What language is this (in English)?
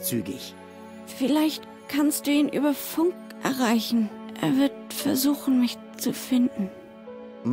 German